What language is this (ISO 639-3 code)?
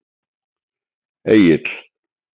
isl